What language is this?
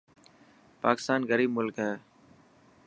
Dhatki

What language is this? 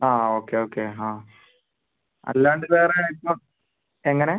Malayalam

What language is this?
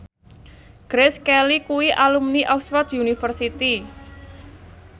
Javanese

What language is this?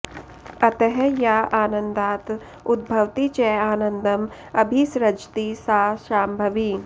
Sanskrit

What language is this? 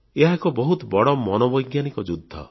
Odia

